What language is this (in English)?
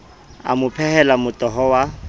Southern Sotho